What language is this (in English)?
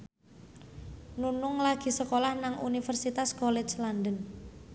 Javanese